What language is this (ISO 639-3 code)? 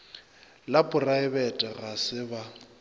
nso